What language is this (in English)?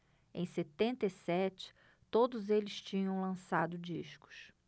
Portuguese